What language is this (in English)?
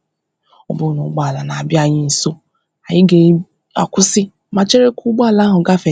Igbo